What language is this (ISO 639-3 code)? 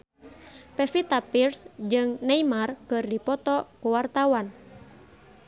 sun